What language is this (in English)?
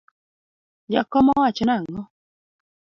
Luo (Kenya and Tanzania)